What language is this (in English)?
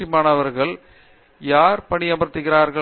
Tamil